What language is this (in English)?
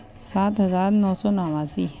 Urdu